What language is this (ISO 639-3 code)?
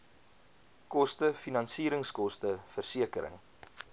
afr